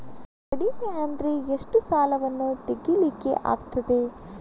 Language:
Kannada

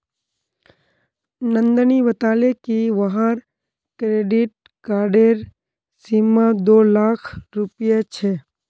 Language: Magahi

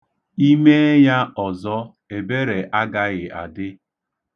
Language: Igbo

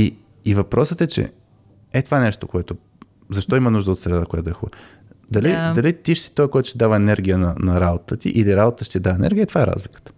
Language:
Bulgarian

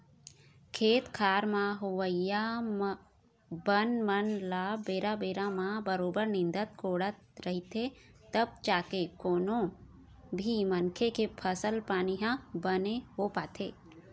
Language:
Chhattisgarhi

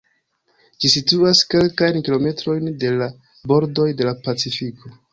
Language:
Esperanto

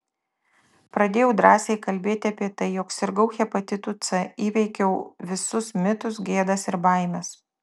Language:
Lithuanian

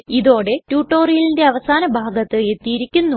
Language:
Malayalam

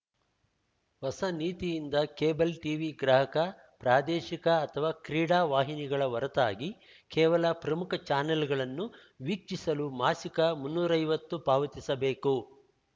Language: Kannada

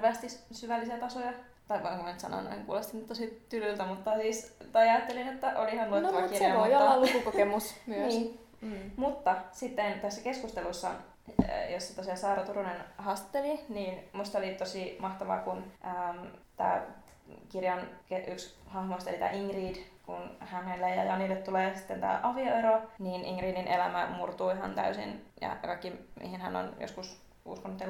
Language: Finnish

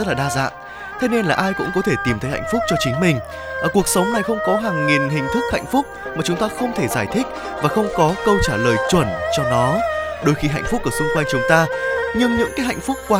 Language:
Vietnamese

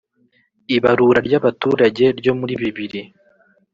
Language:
Kinyarwanda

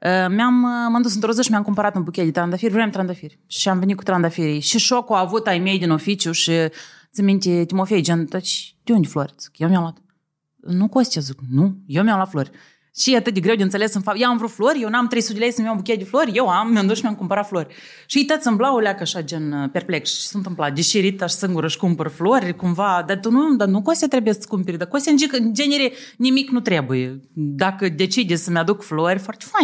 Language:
Romanian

